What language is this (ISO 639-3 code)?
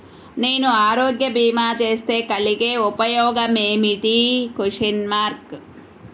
tel